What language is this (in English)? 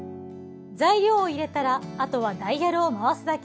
Japanese